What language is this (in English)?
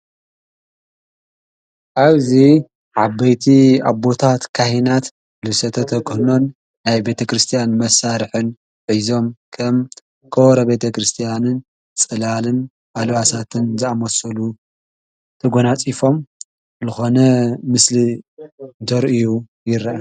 Tigrinya